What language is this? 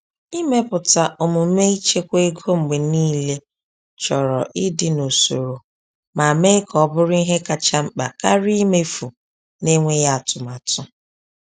Igbo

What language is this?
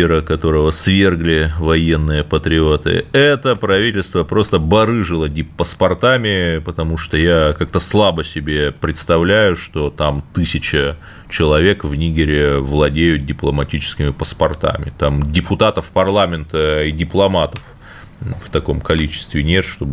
Russian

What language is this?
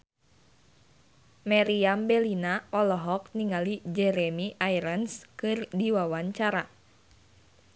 Sundanese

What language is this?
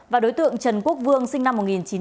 Vietnamese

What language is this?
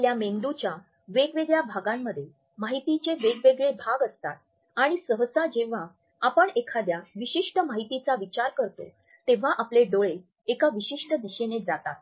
Marathi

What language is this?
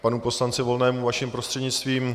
Czech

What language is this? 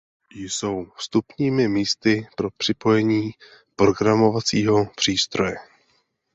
Czech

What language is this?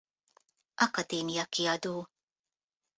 Hungarian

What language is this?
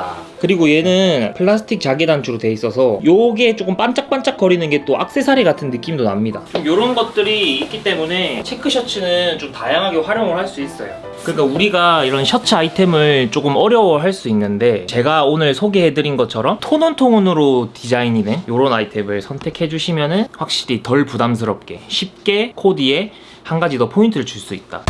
Korean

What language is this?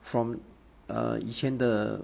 English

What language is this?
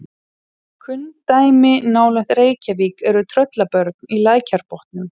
Icelandic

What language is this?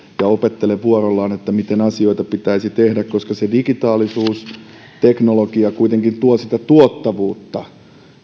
Finnish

